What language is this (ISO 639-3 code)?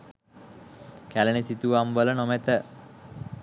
sin